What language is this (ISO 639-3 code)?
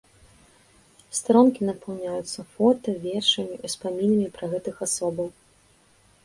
bel